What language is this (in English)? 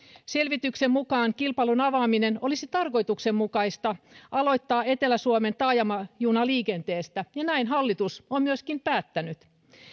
Finnish